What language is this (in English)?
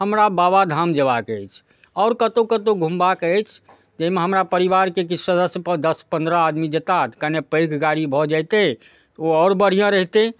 Maithili